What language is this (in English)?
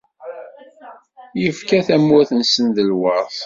Kabyle